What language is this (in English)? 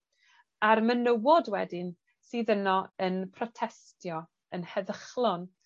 Welsh